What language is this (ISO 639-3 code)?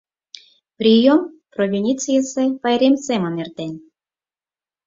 chm